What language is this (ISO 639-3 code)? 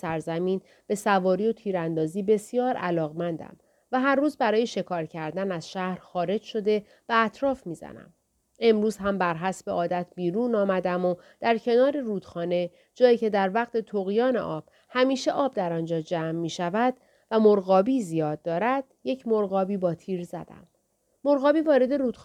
fas